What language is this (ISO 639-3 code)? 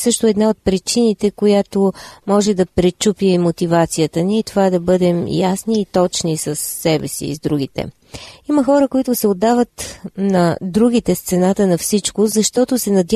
bul